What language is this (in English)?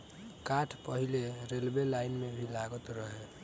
Bhojpuri